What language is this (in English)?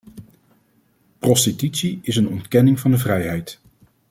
Dutch